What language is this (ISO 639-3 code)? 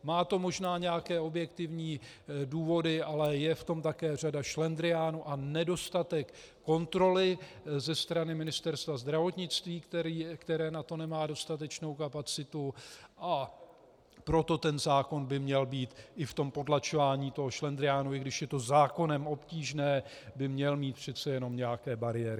ces